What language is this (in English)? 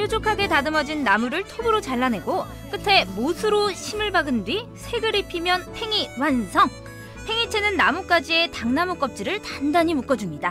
Korean